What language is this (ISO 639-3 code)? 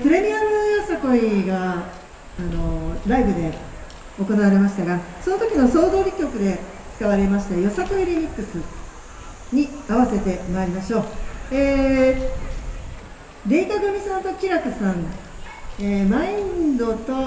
jpn